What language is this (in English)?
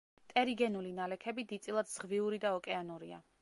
Georgian